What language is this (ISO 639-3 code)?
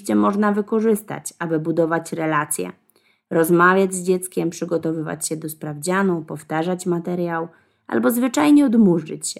pol